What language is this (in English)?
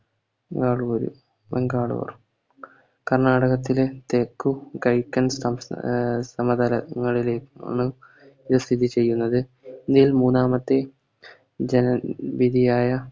Malayalam